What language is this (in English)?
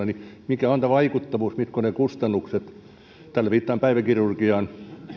Finnish